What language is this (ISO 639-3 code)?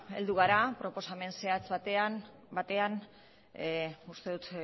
eus